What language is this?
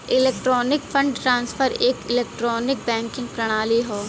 Bhojpuri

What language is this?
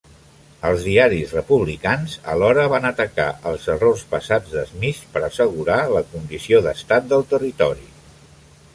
Catalan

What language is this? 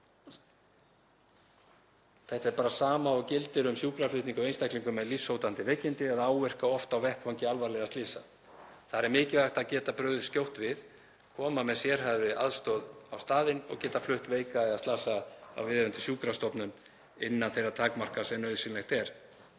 Icelandic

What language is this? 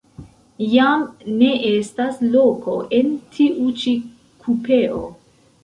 Esperanto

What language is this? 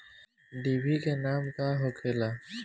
Bhojpuri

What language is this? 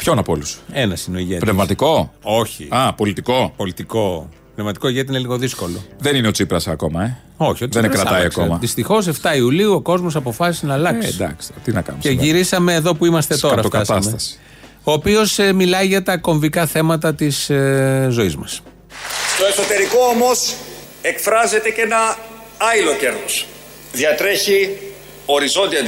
Greek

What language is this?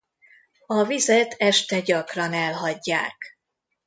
Hungarian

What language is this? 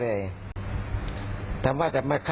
Thai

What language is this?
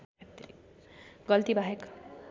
Nepali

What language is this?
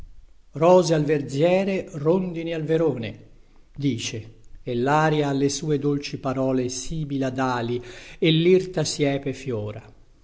Italian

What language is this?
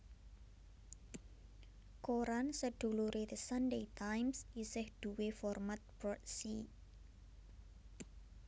Javanese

